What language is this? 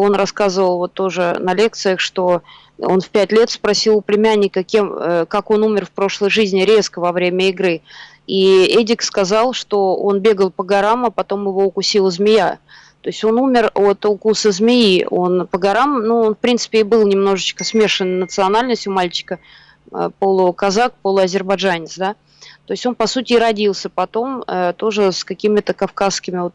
Russian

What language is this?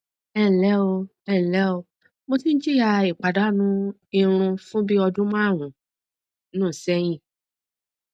Yoruba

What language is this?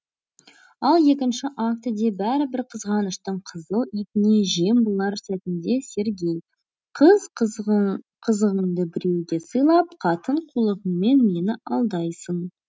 Kazakh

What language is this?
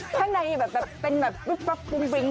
Thai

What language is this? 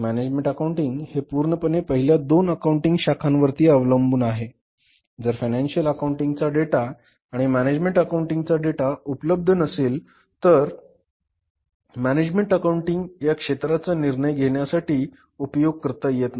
Marathi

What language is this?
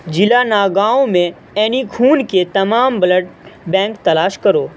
Urdu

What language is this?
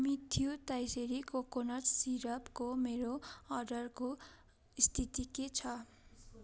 Nepali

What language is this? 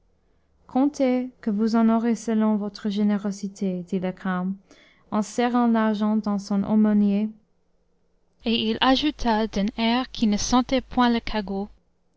French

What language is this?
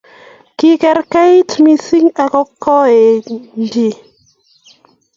Kalenjin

